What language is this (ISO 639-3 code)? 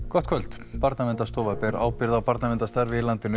isl